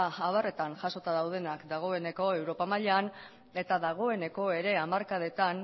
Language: Basque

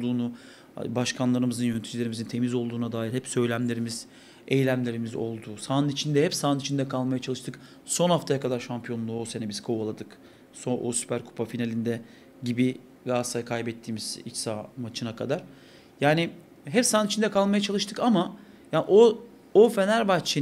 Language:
Turkish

